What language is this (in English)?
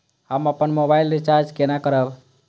Maithili